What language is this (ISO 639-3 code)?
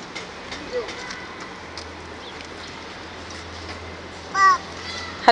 tur